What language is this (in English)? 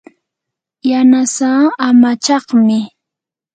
Yanahuanca Pasco Quechua